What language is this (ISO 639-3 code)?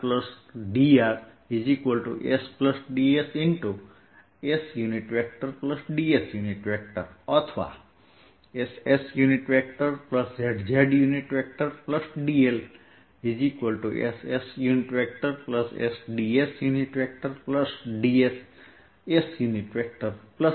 guj